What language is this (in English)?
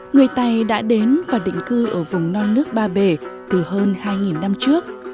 Vietnamese